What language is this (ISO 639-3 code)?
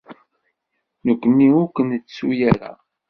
kab